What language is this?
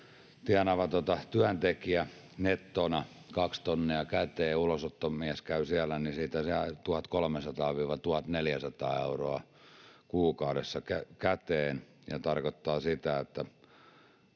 Finnish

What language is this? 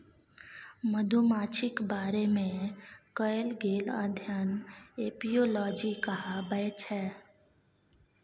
Maithili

